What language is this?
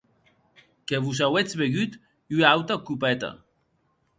Occitan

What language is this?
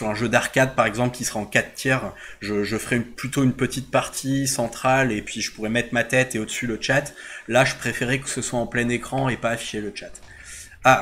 French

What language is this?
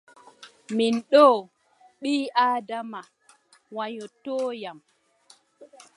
Adamawa Fulfulde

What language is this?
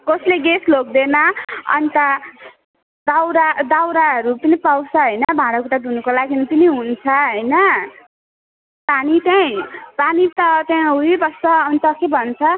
Nepali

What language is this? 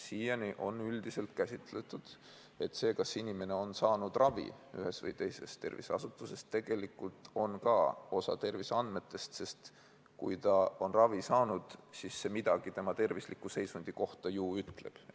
Estonian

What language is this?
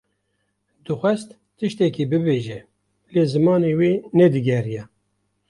Kurdish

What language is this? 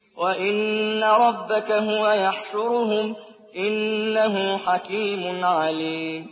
Arabic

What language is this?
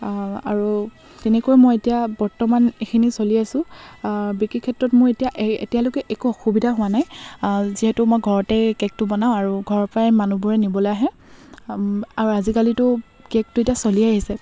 Assamese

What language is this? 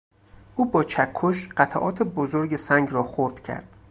Persian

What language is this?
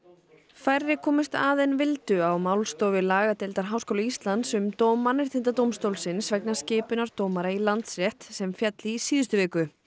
Icelandic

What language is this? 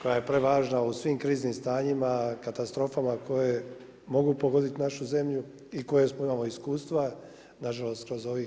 Croatian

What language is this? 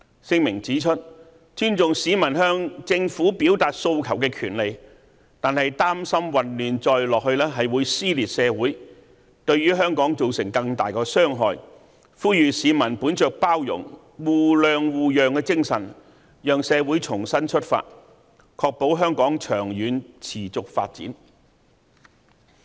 Cantonese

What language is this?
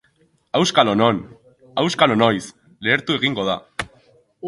Basque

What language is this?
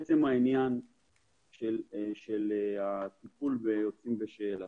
Hebrew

